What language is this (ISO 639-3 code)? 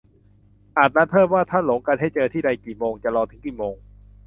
tha